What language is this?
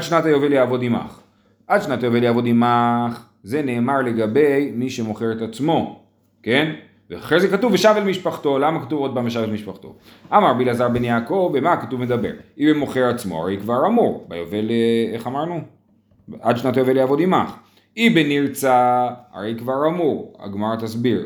Hebrew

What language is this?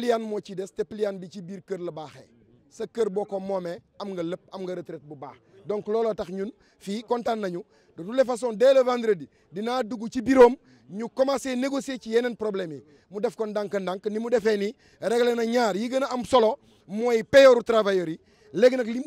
French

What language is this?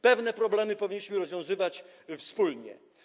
Polish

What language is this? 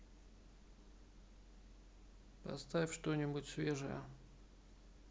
Russian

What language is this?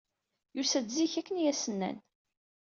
Kabyle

